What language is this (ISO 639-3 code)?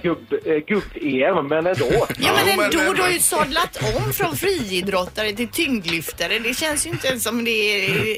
swe